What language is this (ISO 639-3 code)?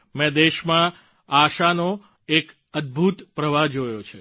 guj